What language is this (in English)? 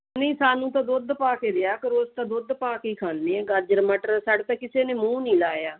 Punjabi